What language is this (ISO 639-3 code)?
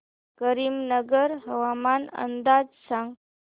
mar